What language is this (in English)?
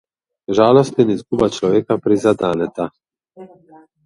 Slovenian